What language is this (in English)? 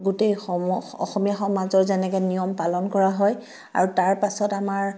Assamese